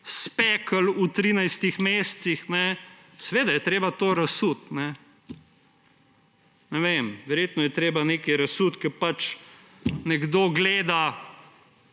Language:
Slovenian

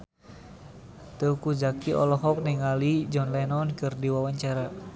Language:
Sundanese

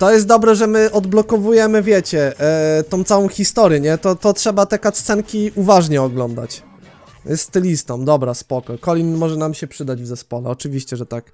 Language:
Polish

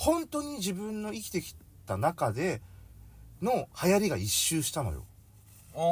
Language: Japanese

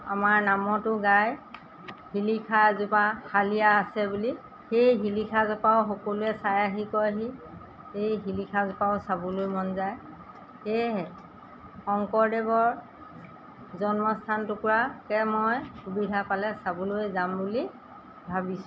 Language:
Assamese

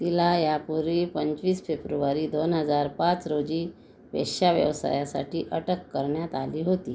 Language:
Marathi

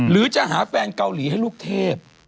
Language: Thai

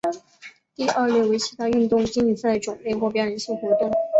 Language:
Chinese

